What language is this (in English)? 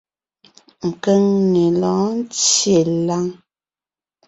Ngiemboon